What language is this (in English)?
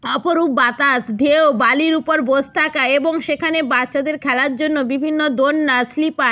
Bangla